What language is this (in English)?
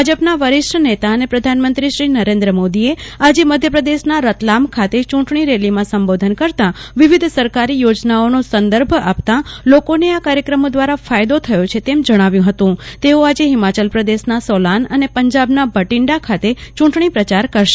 Gujarati